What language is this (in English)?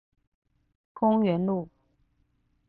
Chinese